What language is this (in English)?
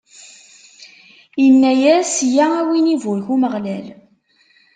Kabyle